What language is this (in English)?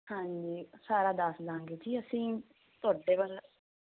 Punjabi